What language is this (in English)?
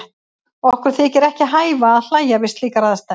Icelandic